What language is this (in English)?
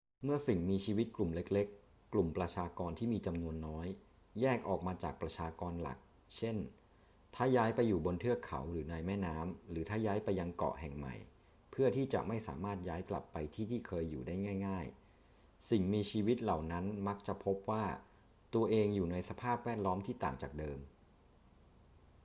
Thai